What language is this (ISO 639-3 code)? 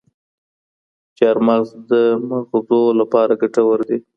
pus